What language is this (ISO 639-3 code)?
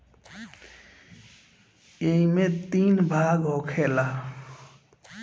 bho